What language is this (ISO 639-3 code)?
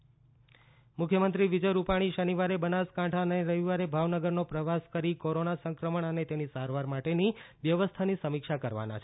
guj